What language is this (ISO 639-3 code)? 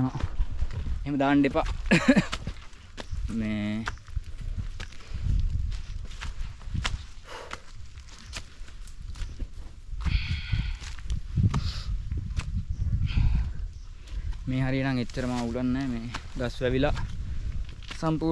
sin